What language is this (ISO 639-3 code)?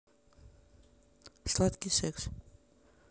rus